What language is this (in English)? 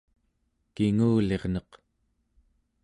Central Yupik